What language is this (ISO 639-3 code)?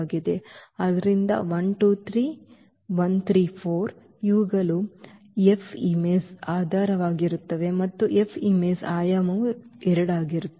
kan